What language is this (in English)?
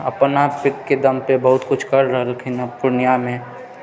Maithili